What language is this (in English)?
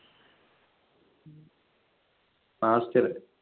Malayalam